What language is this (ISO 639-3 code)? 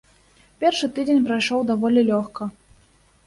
bel